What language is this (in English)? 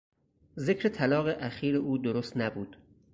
Persian